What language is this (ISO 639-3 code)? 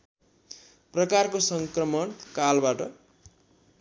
nep